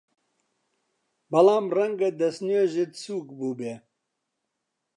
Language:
Central Kurdish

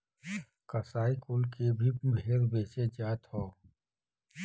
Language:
Bhojpuri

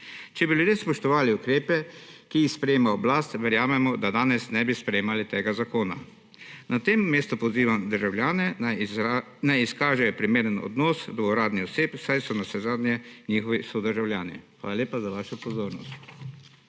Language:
Slovenian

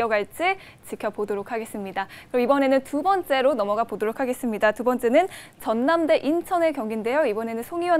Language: Korean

